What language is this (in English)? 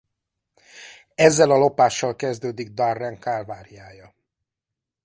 Hungarian